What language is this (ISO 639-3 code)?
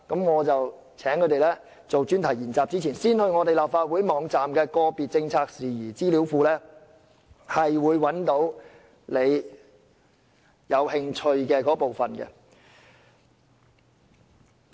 yue